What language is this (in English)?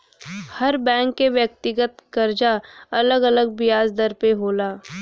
Bhojpuri